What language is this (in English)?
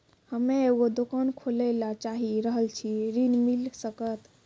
Maithili